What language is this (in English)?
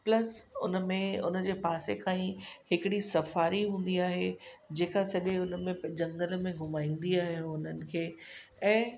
Sindhi